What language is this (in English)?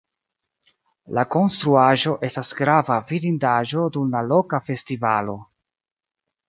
Esperanto